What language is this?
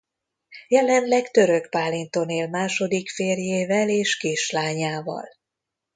Hungarian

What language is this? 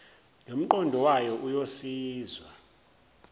Zulu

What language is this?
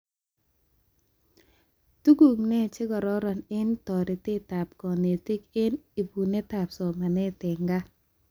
Kalenjin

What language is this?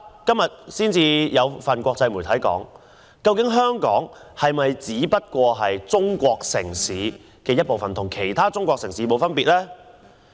Cantonese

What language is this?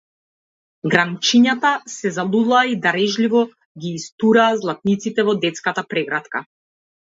Macedonian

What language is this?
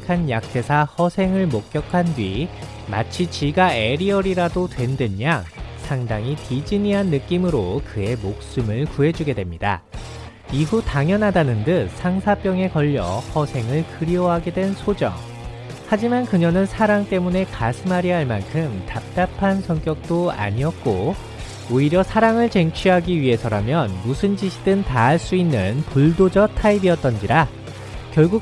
Korean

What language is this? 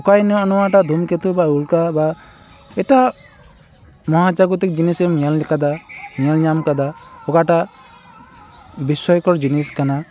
Santali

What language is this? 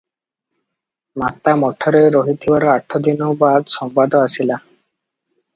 Odia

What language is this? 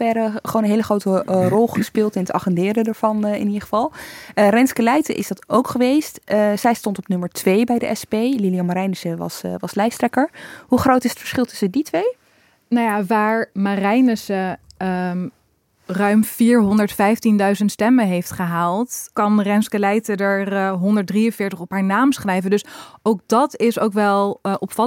Dutch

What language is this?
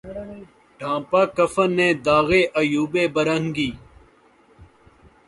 Urdu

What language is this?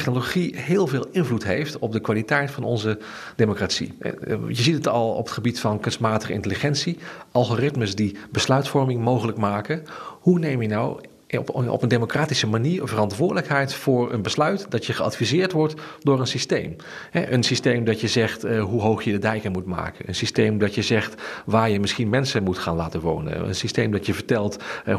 Dutch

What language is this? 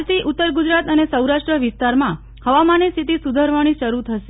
Gujarati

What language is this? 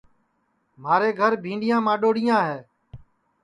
Sansi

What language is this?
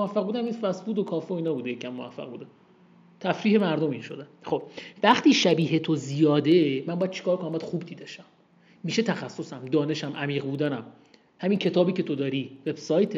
Persian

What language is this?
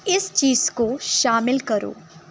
Urdu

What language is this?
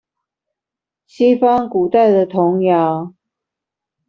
Chinese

